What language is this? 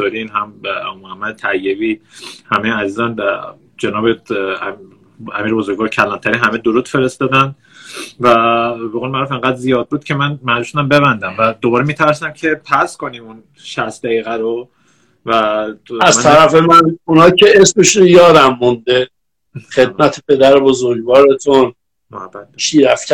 Persian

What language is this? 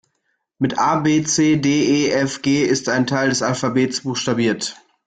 German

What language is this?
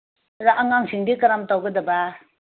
Manipuri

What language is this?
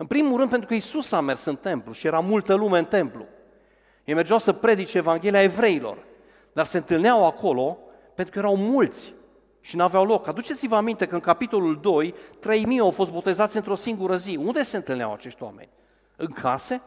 Romanian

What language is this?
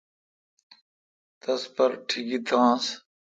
Kalkoti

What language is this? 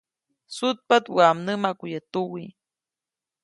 Copainalá Zoque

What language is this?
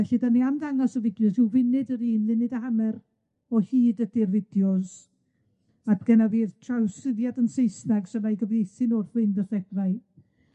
Welsh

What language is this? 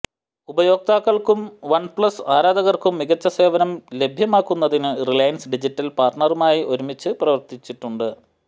Malayalam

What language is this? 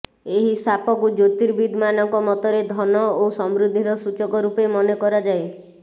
Odia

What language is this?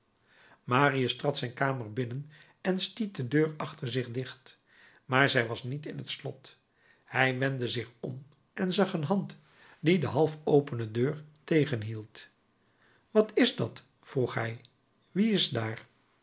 Dutch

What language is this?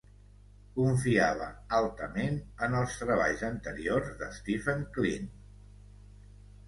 Catalan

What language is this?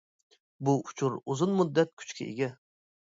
Uyghur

